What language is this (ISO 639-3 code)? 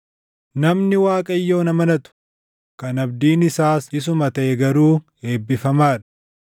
orm